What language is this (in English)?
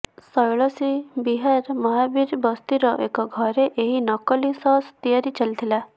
Odia